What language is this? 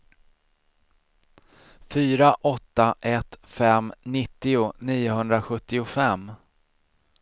Swedish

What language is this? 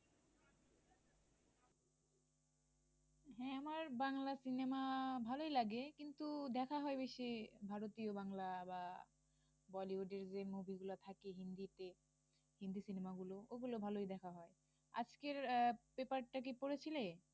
Bangla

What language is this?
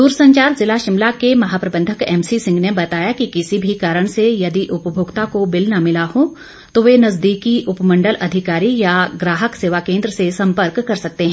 Hindi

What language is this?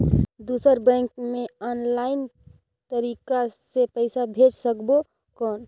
Chhattisgarhi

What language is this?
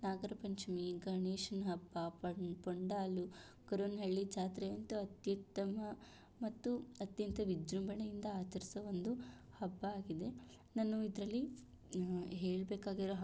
Kannada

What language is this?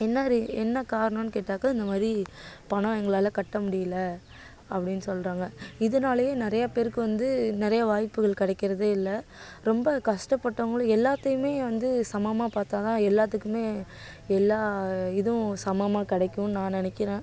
Tamil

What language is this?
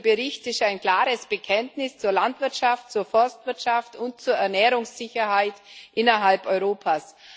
German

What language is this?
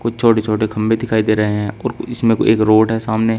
Hindi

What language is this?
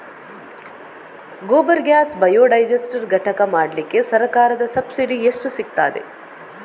Kannada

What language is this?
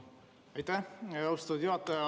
Estonian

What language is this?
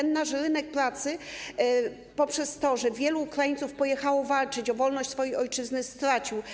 Polish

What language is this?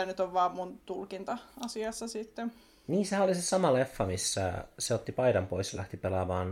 Finnish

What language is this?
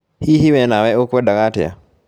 Kikuyu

